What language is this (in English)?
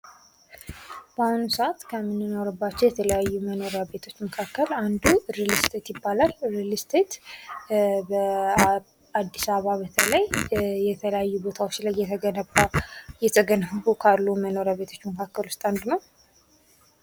Amharic